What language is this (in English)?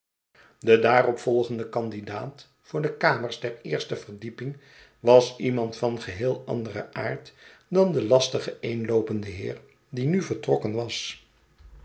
Dutch